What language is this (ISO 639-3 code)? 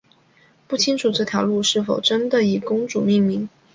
zho